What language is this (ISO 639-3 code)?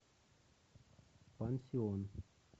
rus